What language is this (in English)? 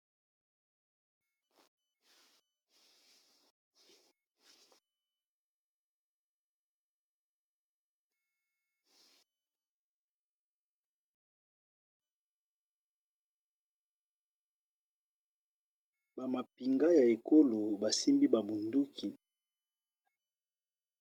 Lingala